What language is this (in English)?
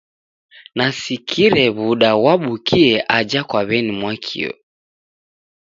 Taita